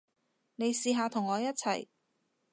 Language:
Cantonese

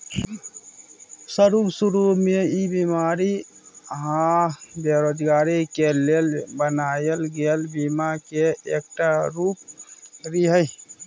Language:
Maithili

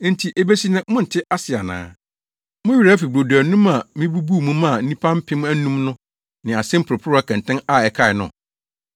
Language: Akan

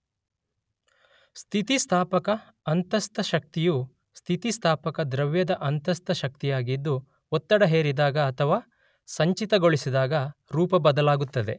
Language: Kannada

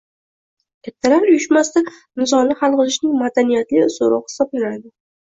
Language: Uzbek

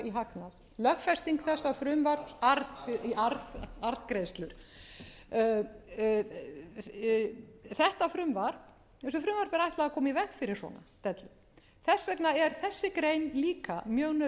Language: Icelandic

